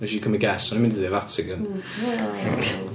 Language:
Welsh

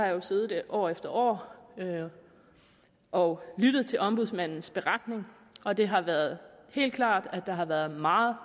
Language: Danish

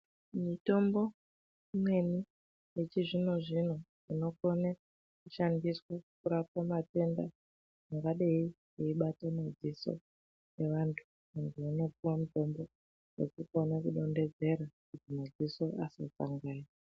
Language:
Ndau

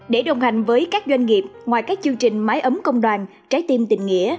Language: Vietnamese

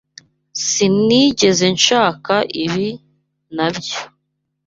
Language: Kinyarwanda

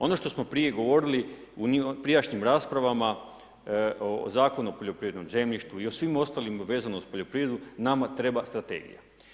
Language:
Croatian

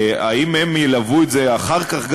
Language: Hebrew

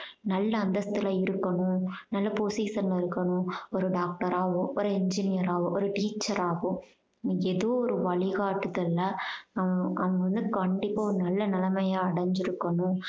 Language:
Tamil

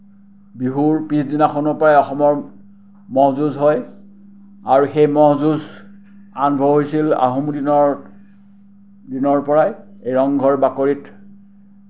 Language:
Assamese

